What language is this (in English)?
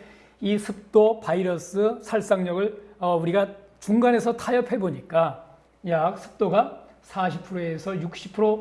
Korean